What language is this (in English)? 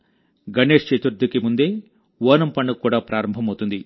Telugu